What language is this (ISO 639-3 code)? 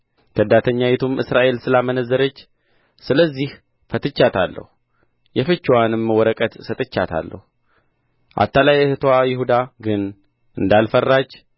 amh